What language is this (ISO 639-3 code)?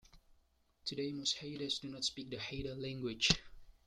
eng